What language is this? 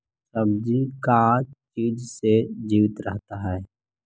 Magahi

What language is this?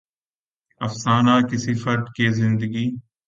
Urdu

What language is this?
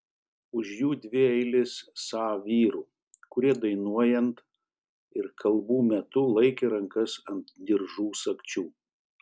Lithuanian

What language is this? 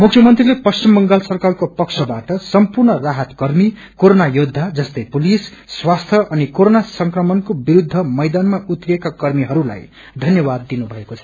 Nepali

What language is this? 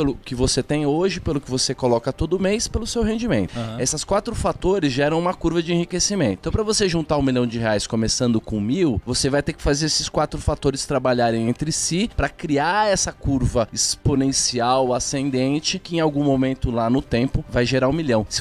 Portuguese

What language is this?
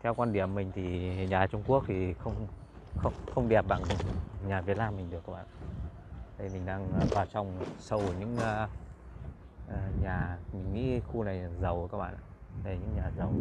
Vietnamese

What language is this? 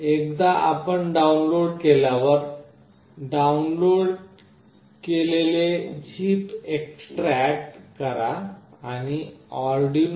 Marathi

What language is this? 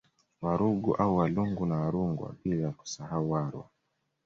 Swahili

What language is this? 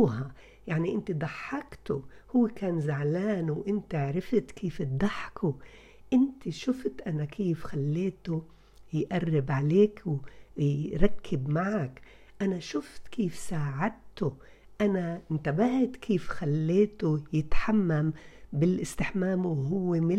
Arabic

